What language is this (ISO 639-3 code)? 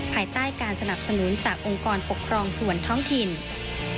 tha